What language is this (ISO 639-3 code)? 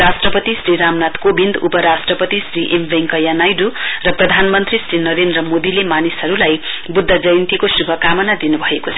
nep